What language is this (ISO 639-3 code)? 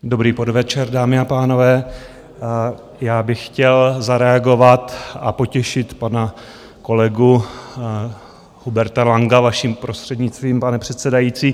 ces